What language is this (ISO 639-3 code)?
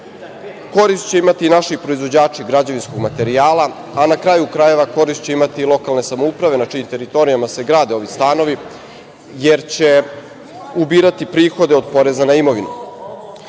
srp